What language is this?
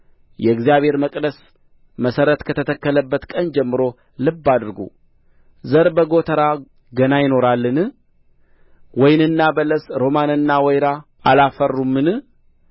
Amharic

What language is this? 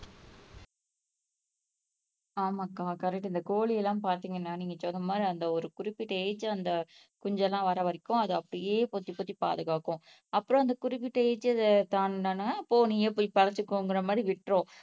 Tamil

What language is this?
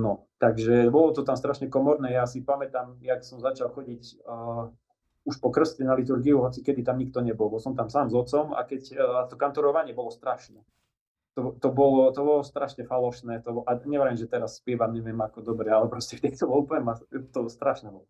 Slovak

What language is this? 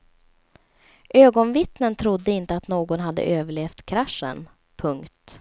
Swedish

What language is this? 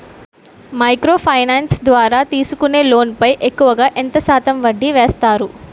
Telugu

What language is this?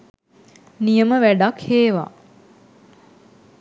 Sinhala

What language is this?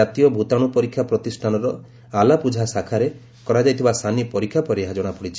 Odia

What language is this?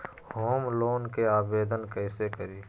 Magahi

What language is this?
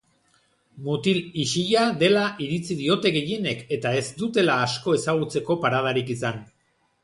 Basque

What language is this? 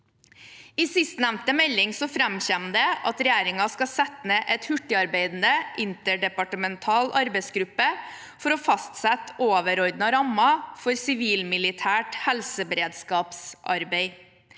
Norwegian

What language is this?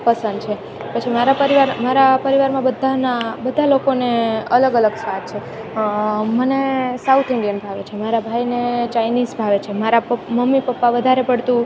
Gujarati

